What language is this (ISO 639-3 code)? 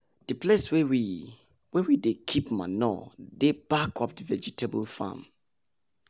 pcm